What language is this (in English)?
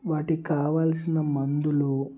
Telugu